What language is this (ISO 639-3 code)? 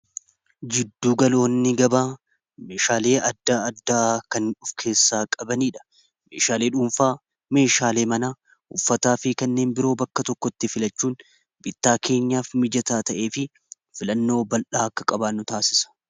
orm